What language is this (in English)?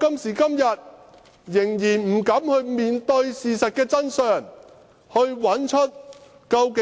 Cantonese